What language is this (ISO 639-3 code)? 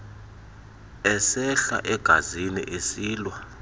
xho